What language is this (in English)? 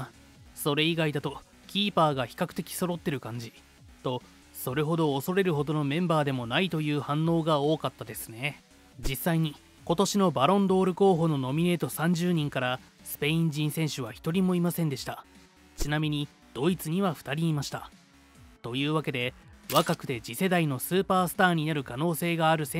Japanese